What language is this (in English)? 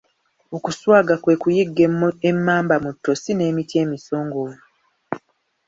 Ganda